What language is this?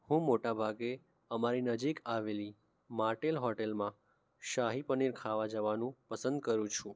Gujarati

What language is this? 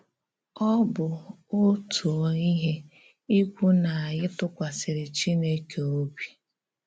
Igbo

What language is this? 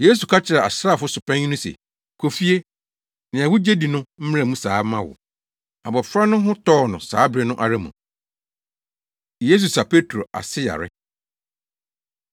Akan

